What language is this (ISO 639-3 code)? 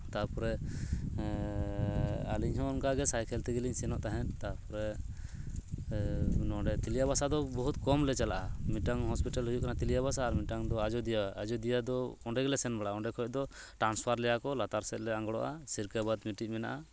sat